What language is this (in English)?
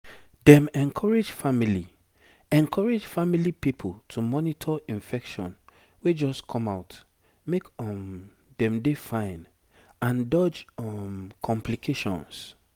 Nigerian Pidgin